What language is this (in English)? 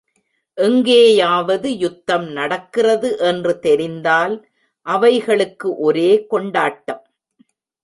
Tamil